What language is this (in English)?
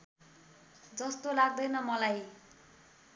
Nepali